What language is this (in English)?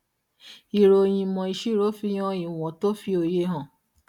Yoruba